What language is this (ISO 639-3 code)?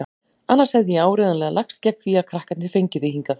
isl